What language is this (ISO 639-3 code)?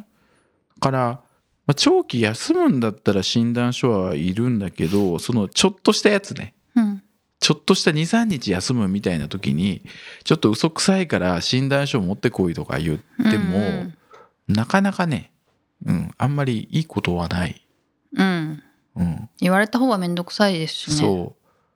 jpn